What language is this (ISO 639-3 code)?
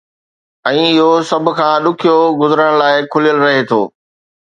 snd